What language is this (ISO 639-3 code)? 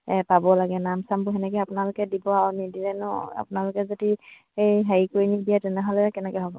asm